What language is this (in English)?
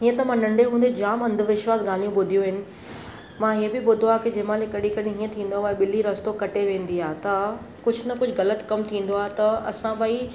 Sindhi